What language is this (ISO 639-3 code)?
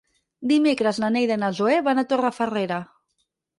cat